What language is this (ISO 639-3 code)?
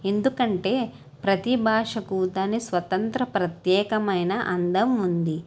tel